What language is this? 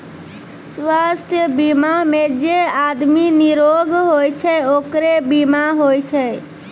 Maithili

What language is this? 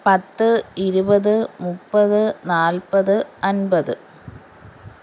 Malayalam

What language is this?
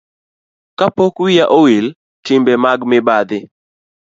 Luo (Kenya and Tanzania)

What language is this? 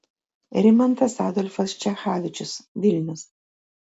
Lithuanian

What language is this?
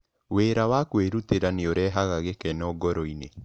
Kikuyu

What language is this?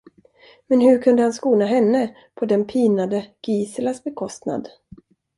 Swedish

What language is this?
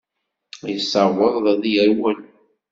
Kabyle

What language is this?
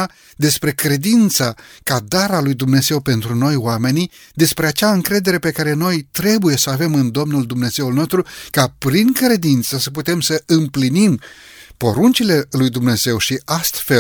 Romanian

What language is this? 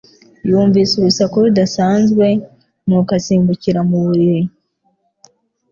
Kinyarwanda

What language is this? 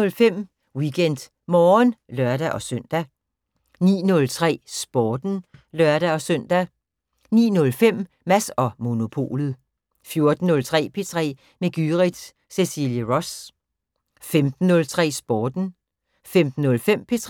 Danish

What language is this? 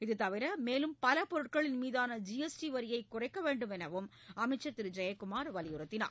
Tamil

